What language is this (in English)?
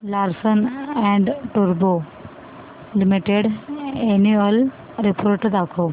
Marathi